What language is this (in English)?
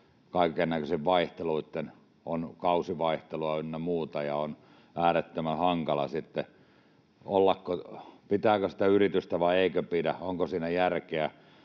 Finnish